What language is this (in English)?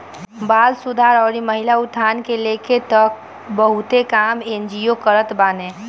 Bhojpuri